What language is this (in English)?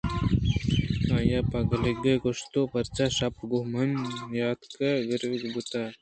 Eastern Balochi